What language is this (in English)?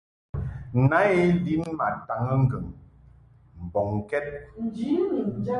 Mungaka